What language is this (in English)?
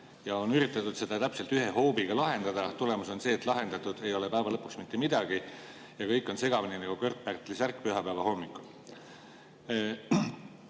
Estonian